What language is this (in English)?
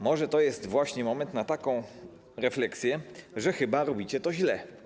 Polish